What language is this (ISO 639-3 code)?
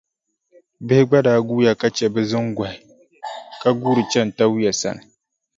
dag